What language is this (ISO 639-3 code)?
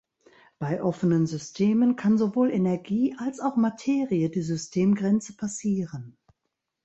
deu